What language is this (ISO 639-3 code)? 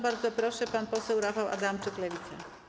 pol